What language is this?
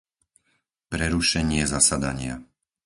Slovak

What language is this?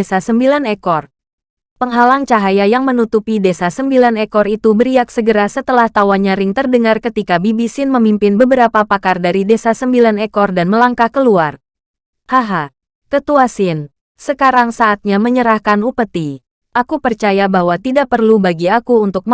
Indonesian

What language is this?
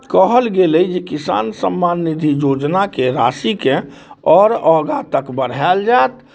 Maithili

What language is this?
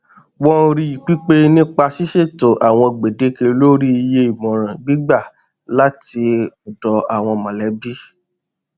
Yoruba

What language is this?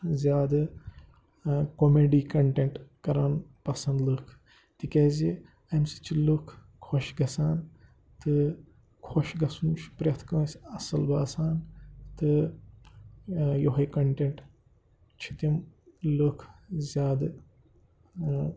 Kashmiri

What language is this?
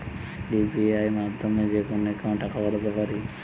Bangla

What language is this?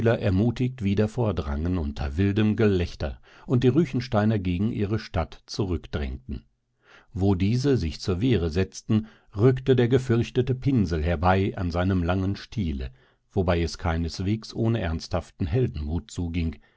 German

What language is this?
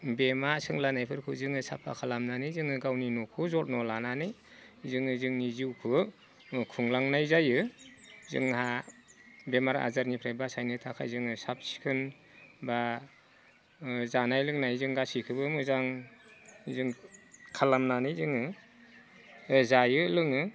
Bodo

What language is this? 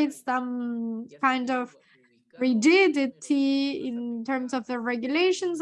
English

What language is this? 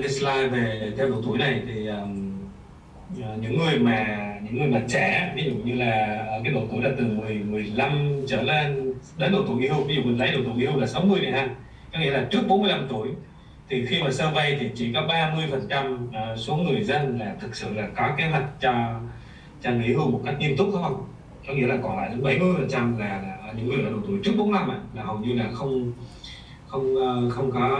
Vietnamese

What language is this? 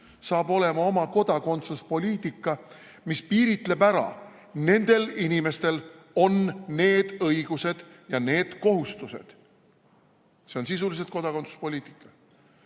Estonian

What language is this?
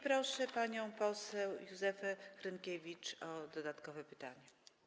Polish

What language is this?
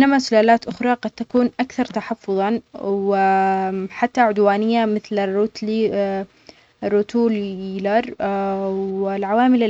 Omani Arabic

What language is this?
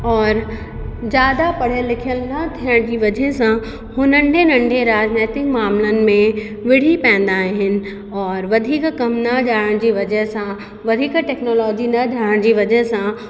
Sindhi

